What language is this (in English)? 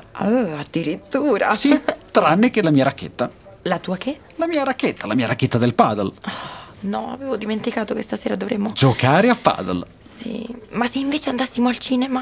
Italian